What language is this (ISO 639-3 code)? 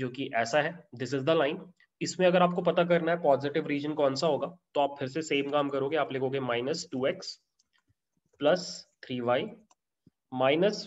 hin